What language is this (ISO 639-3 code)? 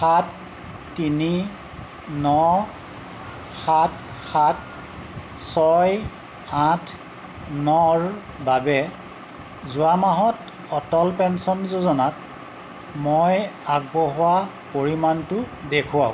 asm